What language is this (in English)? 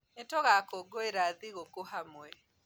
Kikuyu